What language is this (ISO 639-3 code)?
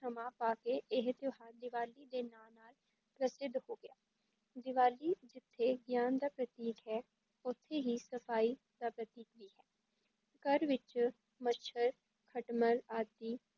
pan